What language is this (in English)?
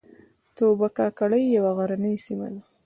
Pashto